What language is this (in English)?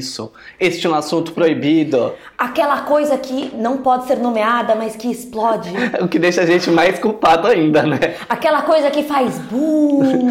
Portuguese